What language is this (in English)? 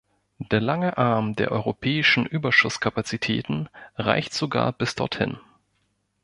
German